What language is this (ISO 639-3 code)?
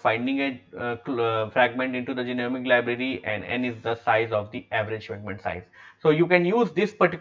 eng